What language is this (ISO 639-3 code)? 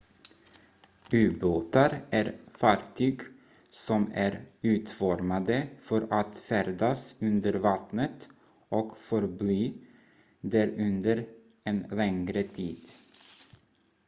swe